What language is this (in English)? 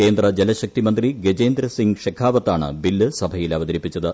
Malayalam